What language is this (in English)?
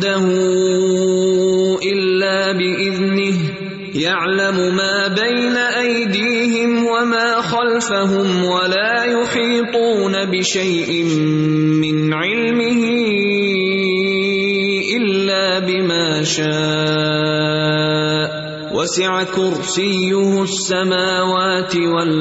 Urdu